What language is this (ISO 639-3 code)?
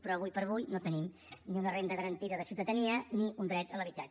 cat